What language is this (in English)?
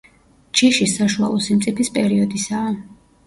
Georgian